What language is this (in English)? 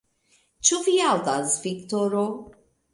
Esperanto